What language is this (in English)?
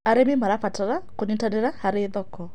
Kikuyu